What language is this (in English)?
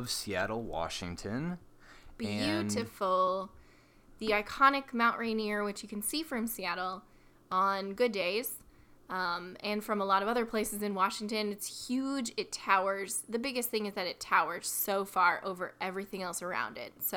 English